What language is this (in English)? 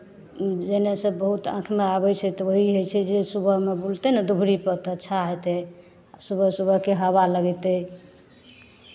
Maithili